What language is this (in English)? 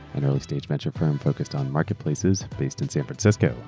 English